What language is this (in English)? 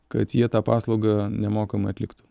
Lithuanian